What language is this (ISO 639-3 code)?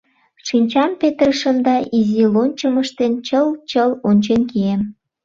chm